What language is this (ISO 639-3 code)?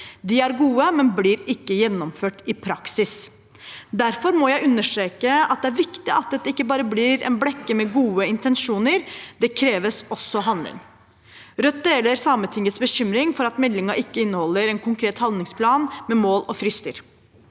nor